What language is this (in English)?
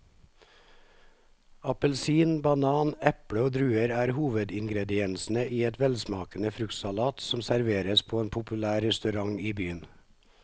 Norwegian